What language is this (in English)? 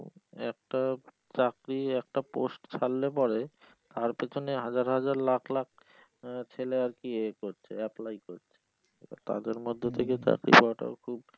Bangla